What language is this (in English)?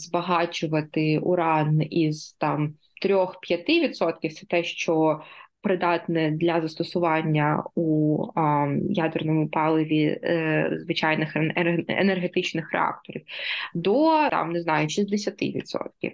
Ukrainian